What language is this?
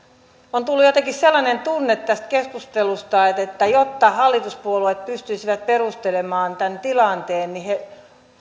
Finnish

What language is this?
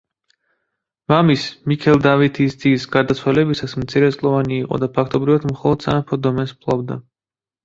Georgian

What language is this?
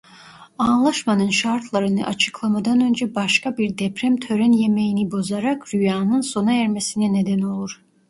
Turkish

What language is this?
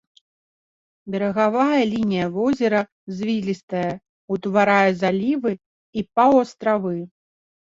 Belarusian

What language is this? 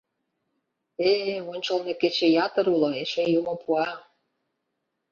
Mari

